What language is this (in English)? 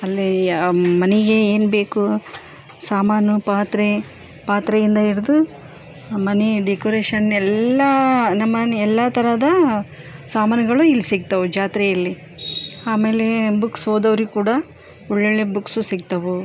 Kannada